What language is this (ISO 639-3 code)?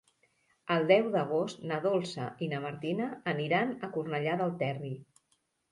cat